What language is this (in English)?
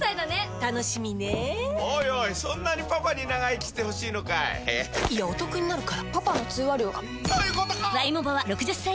Japanese